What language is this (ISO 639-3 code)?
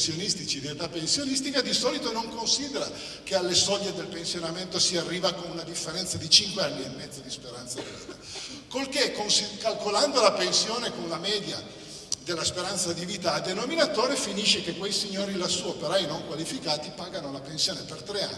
ita